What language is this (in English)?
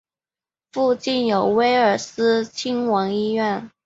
Chinese